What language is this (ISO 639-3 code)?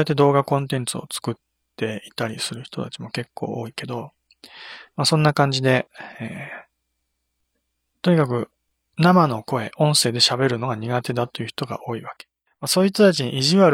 jpn